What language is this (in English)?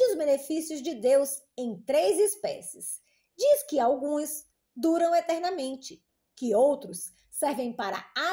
Portuguese